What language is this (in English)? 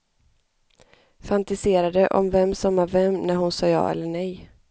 Swedish